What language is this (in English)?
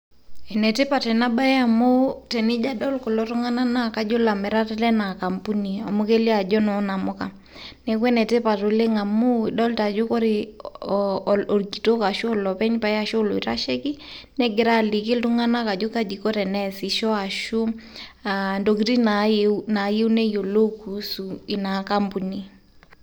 Masai